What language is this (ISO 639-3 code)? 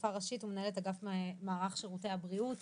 heb